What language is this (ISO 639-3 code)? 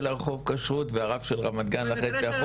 heb